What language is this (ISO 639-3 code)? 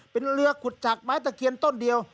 tha